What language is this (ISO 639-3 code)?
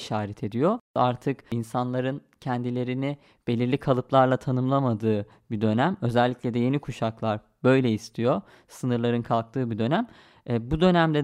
tur